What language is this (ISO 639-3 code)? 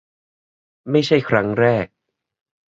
tha